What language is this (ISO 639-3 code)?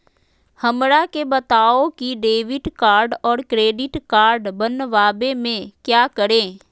mag